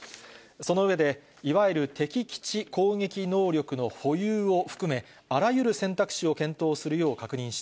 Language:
Japanese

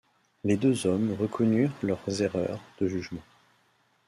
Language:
French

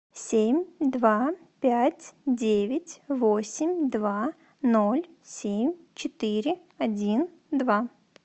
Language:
Russian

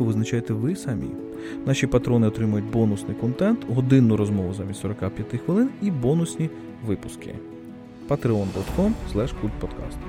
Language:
Ukrainian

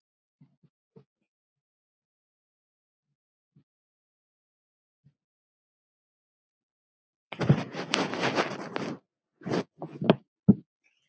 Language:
Icelandic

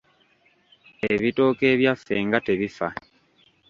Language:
Ganda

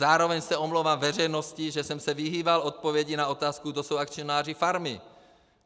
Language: Czech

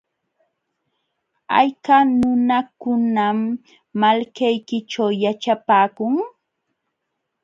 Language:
Jauja Wanca Quechua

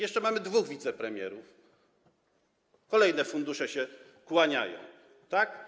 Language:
Polish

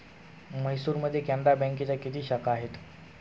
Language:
Marathi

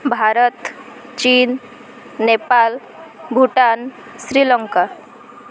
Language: Odia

